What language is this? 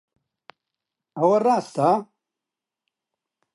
Central Kurdish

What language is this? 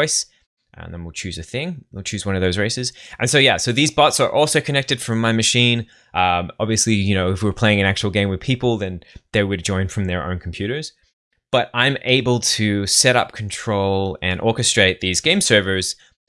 English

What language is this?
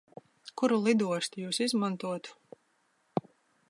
Latvian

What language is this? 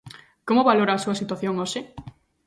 Galician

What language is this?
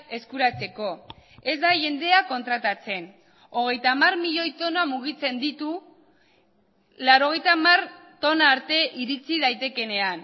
Basque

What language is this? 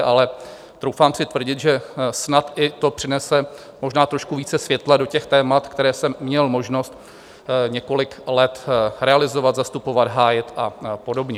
Czech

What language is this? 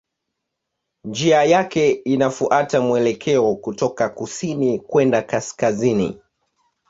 Swahili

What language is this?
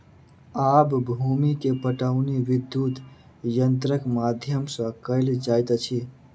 Maithili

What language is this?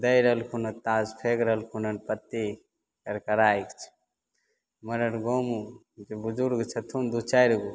Maithili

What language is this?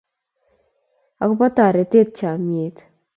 Kalenjin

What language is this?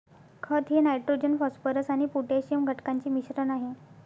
Marathi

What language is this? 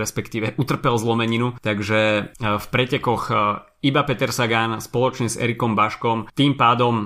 Slovak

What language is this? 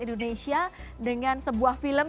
Indonesian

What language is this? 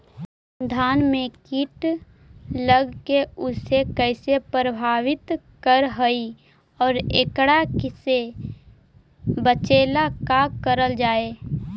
Magahi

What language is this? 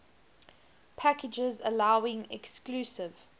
English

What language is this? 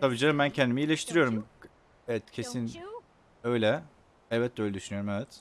Turkish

